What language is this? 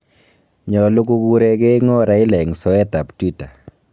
Kalenjin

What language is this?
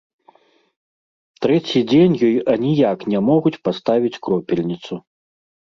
Belarusian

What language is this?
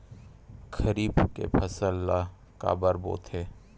Chhattisgarhi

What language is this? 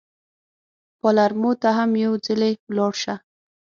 Pashto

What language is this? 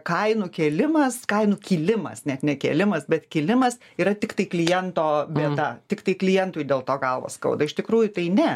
Lithuanian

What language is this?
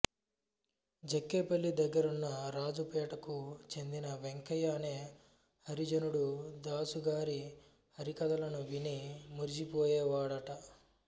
Telugu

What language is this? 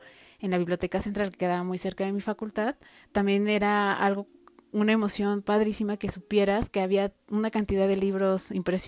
Spanish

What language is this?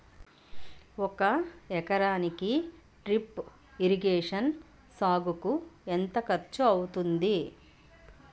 Telugu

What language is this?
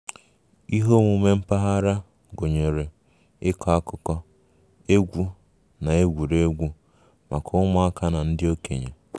Igbo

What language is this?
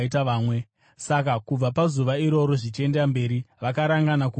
Shona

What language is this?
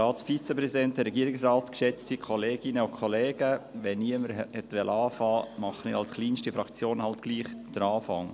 Swiss German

